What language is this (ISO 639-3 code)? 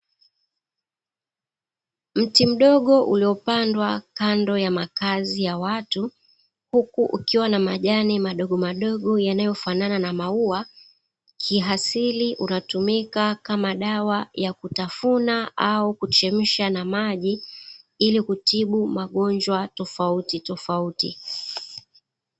swa